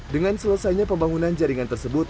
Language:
Indonesian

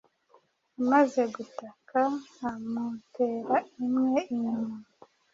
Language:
Kinyarwanda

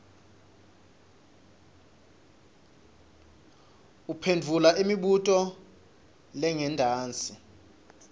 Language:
Swati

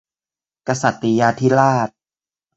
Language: Thai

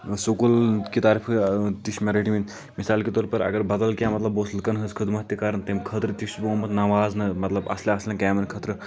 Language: Kashmiri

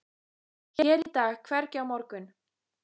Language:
Icelandic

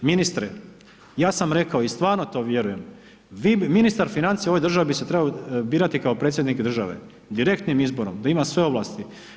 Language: Croatian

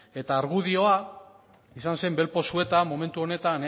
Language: Basque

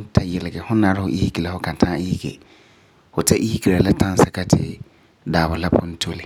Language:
Frafra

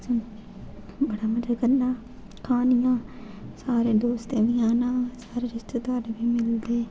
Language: Dogri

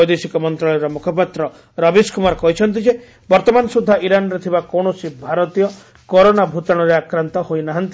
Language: Odia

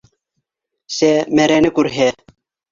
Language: Bashkir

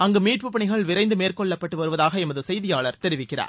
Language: Tamil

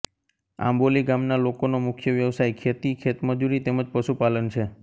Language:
Gujarati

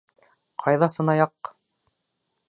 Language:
Bashkir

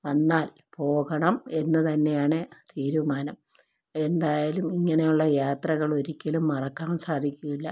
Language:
Malayalam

